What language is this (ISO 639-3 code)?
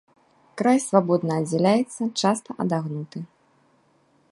bel